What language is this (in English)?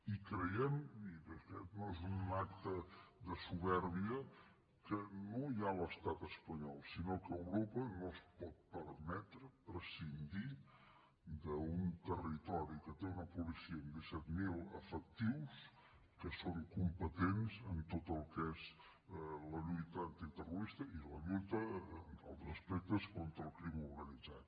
Catalan